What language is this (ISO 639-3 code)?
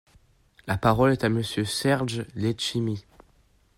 fra